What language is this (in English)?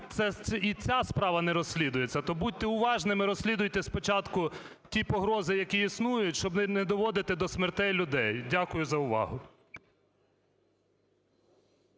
Ukrainian